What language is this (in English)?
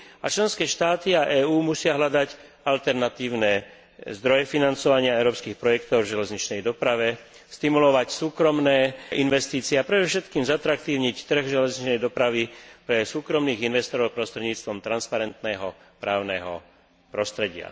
Slovak